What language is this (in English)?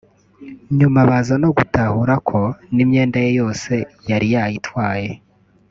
Kinyarwanda